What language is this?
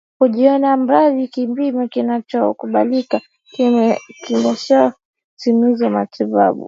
Swahili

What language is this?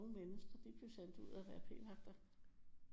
Danish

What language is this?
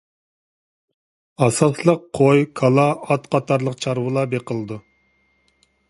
Uyghur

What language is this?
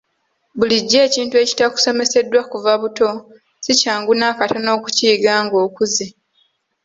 Ganda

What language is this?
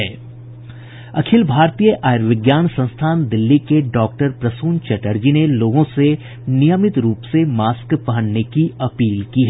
Hindi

